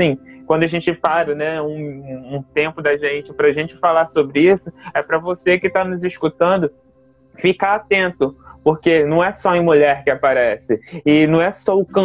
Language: Portuguese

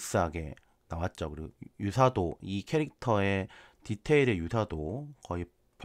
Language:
Korean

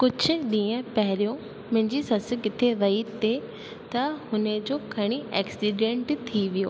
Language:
Sindhi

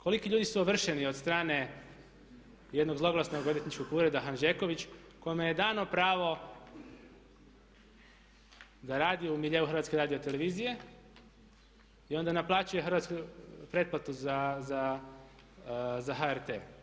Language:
Croatian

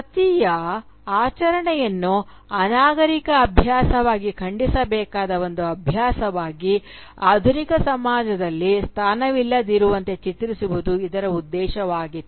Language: Kannada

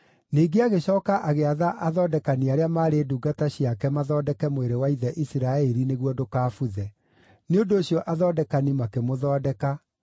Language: Kikuyu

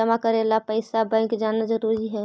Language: Magahi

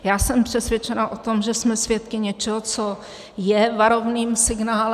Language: Czech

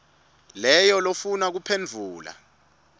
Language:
Swati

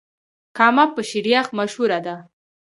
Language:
Pashto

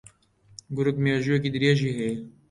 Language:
Central Kurdish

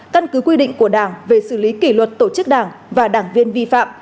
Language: Vietnamese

